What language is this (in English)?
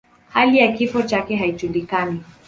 Swahili